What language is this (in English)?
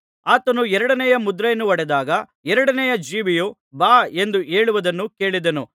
Kannada